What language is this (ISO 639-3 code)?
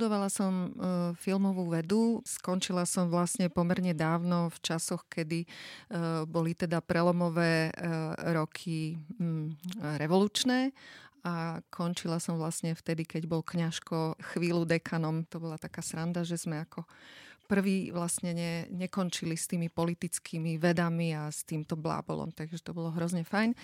slk